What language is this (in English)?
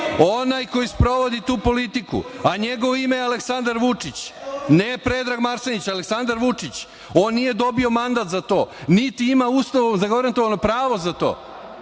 Serbian